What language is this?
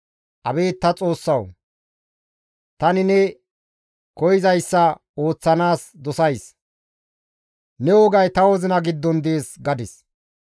Gamo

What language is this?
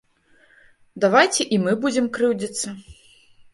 Belarusian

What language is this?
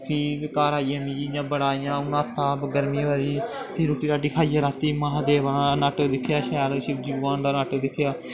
Dogri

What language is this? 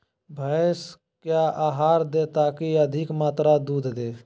Magahi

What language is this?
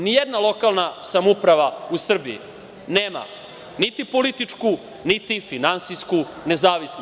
Serbian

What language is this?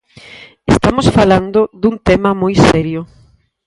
Galician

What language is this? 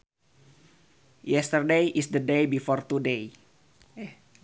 Sundanese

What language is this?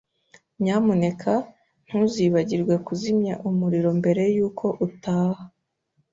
Kinyarwanda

